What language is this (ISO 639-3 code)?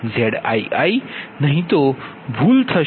guj